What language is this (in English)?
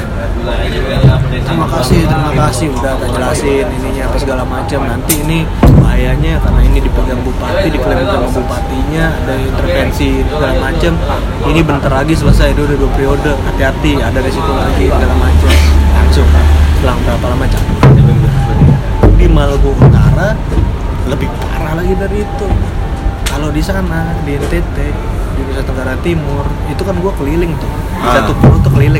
Indonesian